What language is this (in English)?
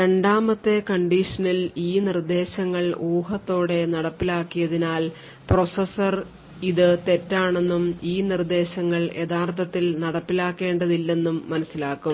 Malayalam